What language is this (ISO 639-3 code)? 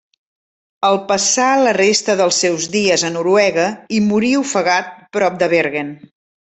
cat